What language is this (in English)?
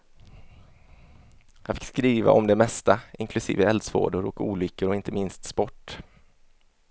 Swedish